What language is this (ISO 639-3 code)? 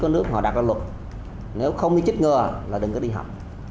vie